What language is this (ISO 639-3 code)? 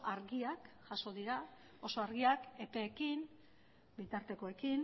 eus